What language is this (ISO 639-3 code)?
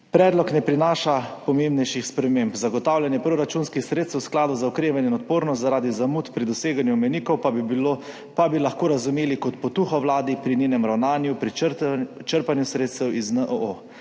slv